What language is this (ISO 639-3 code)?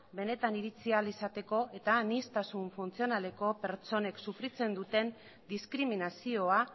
eus